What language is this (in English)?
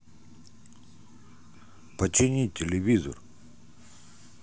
Russian